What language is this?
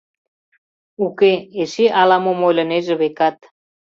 Mari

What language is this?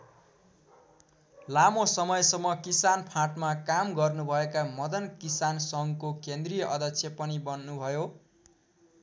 Nepali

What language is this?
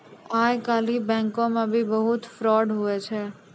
Maithili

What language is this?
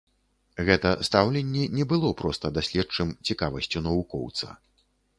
Belarusian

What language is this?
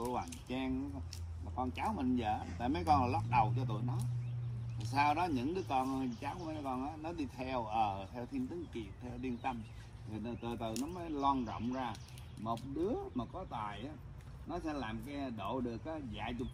Vietnamese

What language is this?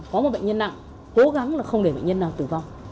Vietnamese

